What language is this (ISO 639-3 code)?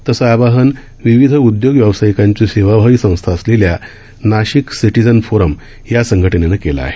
mar